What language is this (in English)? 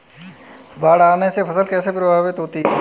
Hindi